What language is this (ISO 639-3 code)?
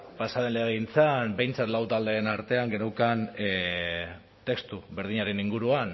eus